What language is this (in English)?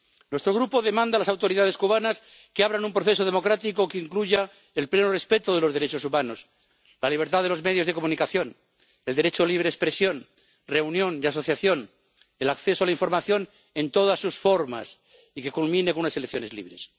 Spanish